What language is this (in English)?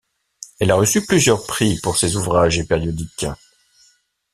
French